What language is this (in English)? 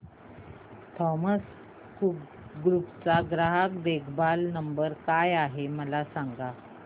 Marathi